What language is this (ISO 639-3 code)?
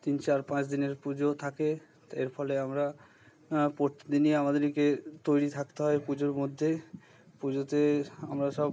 ben